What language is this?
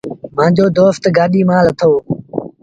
Sindhi Bhil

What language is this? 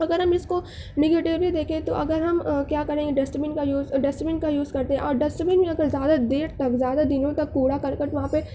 Urdu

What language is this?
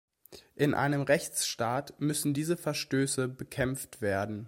German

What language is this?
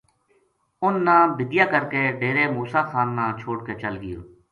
Gujari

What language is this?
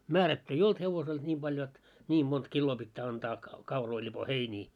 Finnish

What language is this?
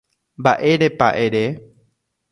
Guarani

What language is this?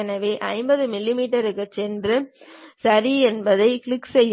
Tamil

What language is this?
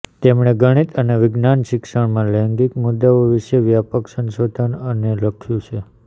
Gujarati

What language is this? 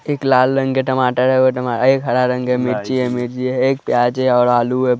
Hindi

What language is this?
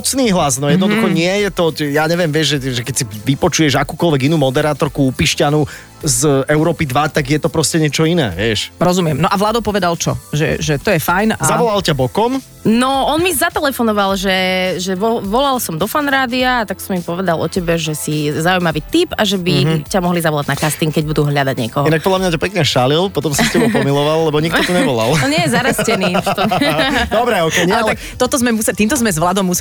Slovak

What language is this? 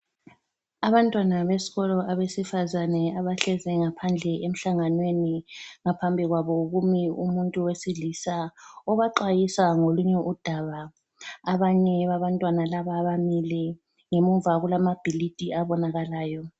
North Ndebele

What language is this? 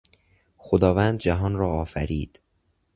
Persian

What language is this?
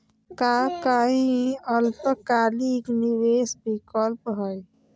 Magahi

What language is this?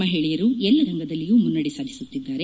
Kannada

